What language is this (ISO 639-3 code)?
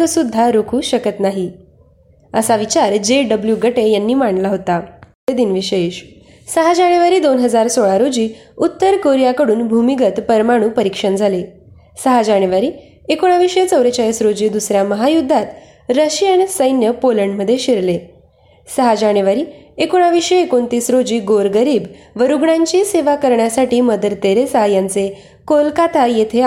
mar